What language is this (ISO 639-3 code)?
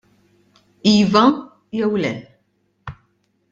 mlt